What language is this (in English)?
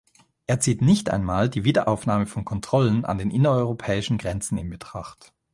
German